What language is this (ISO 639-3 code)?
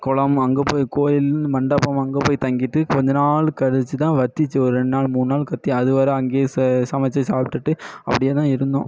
tam